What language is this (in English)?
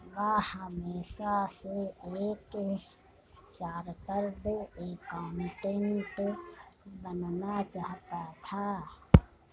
Hindi